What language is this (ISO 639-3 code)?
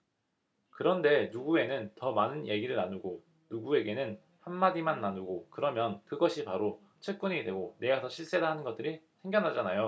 kor